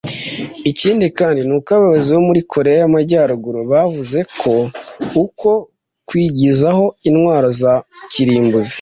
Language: Kinyarwanda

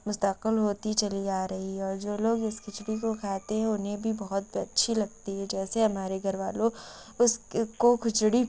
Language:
Urdu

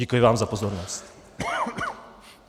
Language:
Czech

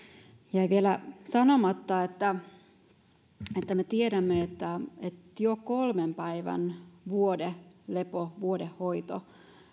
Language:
Finnish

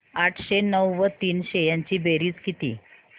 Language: Marathi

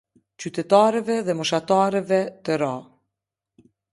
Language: Albanian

